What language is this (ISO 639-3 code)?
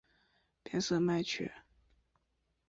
zho